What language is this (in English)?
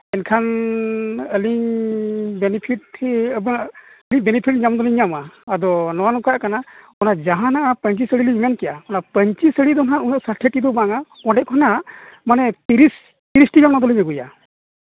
Santali